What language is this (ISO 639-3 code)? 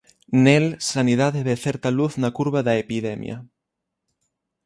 glg